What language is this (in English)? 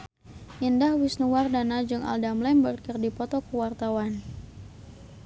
Sundanese